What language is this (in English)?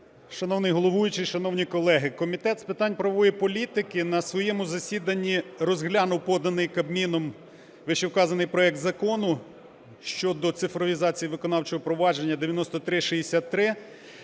Ukrainian